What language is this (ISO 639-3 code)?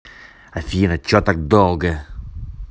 rus